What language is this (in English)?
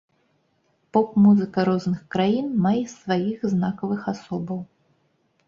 Belarusian